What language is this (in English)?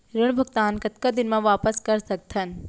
Chhattisgarhi